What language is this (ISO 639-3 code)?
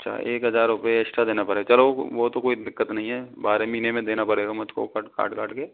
hin